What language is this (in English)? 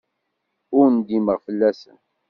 Kabyle